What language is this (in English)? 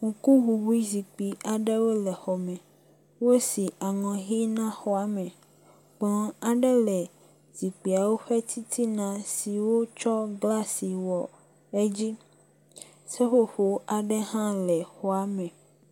Ewe